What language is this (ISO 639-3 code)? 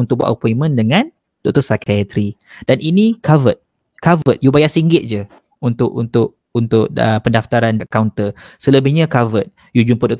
msa